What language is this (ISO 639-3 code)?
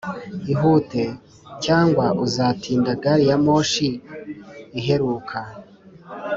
kin